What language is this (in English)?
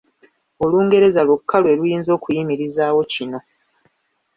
Ganda